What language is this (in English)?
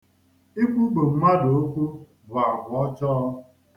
Igbo